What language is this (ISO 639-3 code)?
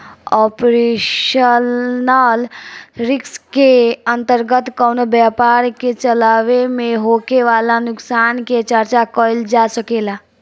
bho